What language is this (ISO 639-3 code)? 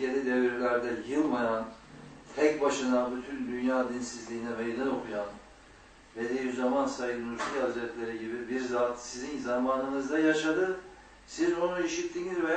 tur